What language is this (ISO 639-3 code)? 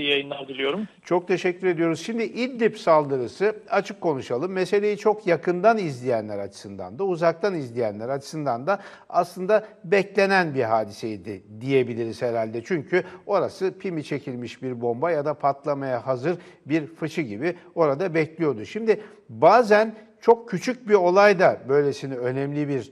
tur